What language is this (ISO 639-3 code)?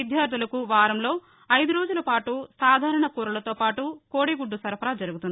tel